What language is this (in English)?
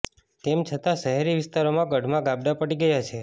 Gujarati